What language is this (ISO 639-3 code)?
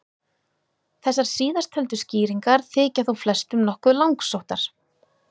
isl